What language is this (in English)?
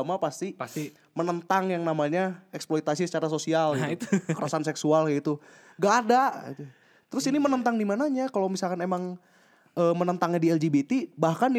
Indonesian